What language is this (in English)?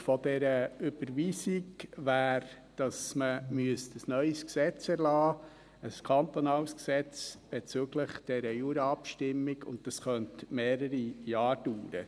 Swiss German